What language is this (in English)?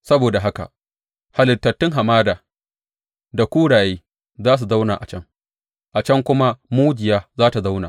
Hausa